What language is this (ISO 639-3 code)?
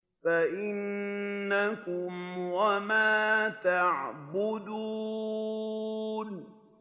ara